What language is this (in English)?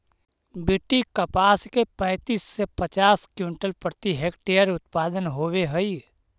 Magahi